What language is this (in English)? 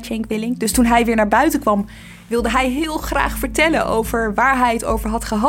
Dutch